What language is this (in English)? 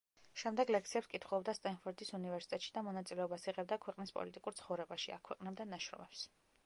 Georgian